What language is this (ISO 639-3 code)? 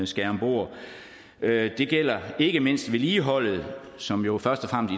dan